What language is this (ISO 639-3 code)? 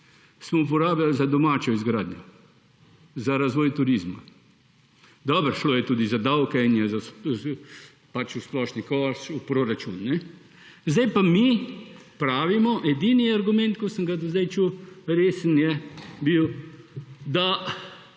slv